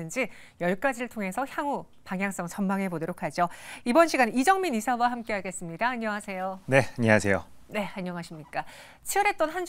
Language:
Korean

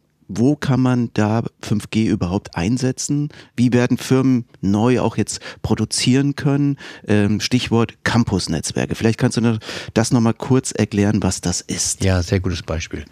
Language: German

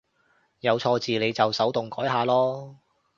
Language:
Cantonese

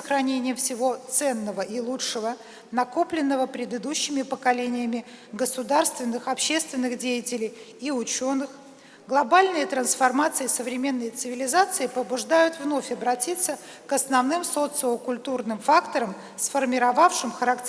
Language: Russian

